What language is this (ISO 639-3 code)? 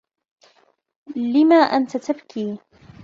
ara